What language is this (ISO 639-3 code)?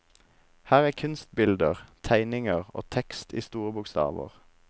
nor